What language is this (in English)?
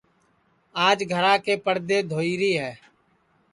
Sansi